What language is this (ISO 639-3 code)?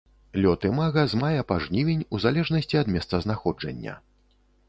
bel